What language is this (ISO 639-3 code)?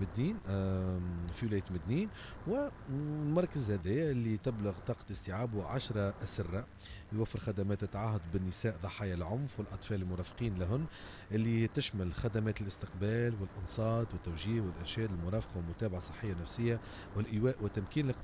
ara